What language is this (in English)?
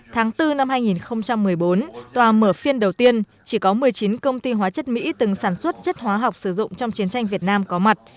Vietnamese